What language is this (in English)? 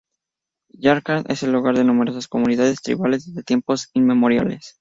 Spanish